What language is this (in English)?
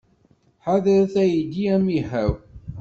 Kabyle